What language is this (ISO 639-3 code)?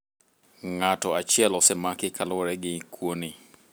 luo